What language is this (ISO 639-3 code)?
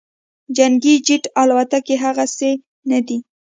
pus